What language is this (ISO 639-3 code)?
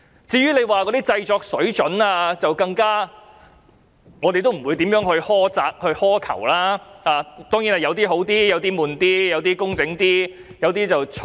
yue